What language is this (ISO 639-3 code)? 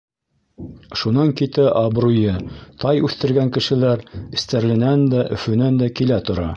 bak